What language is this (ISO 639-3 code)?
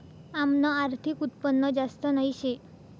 mar